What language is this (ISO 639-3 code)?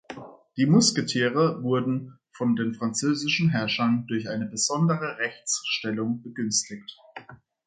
deu